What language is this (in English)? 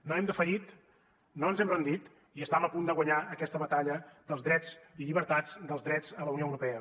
Catalan